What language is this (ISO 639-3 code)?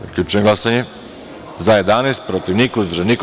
srp